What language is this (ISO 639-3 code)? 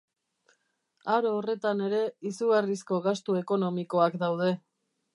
eus